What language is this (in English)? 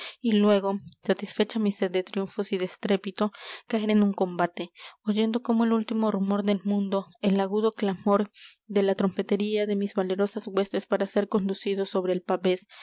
Spanish